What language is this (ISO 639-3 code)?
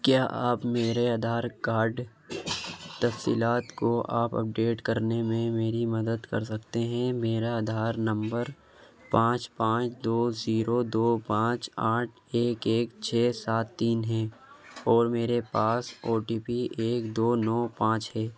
urd